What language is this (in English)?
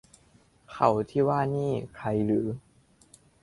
Thai